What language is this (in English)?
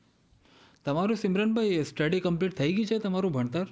Gujarati